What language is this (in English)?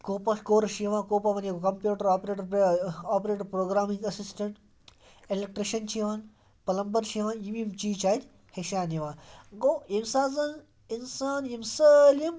Kashmiri